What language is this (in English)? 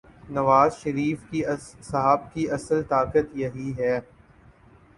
Urdu